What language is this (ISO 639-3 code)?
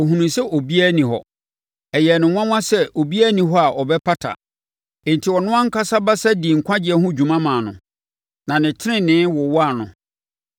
aka